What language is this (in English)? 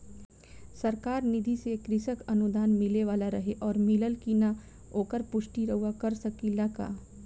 Bhojpuri